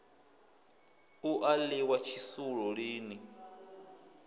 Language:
Venda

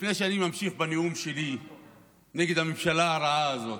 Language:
Hebrew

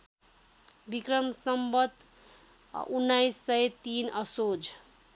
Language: Nepali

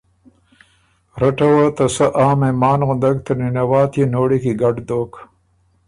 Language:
Ormuri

